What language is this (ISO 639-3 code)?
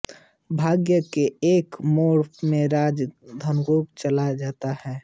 hin